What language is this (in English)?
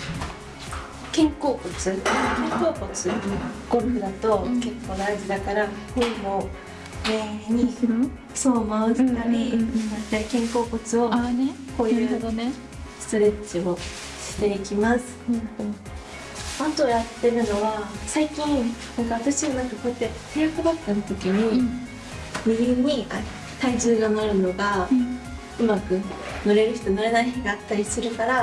Japanese